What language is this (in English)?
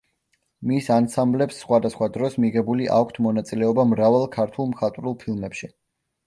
Georgian